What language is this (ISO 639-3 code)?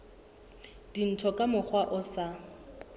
sot